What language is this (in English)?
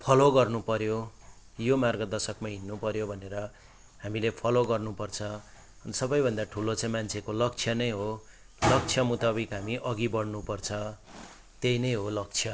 Nepali